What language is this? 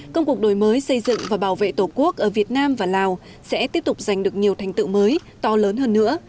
Vietnamese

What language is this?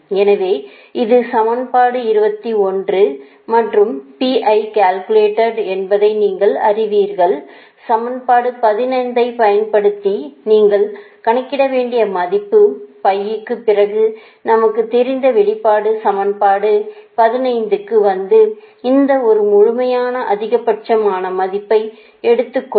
Tamil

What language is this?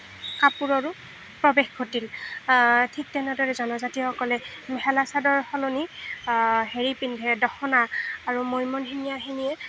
Assamese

